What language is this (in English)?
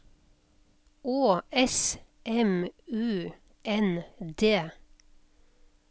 Norwegian